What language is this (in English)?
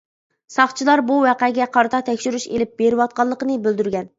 Uyghur